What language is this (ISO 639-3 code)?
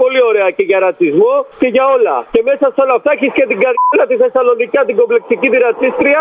ell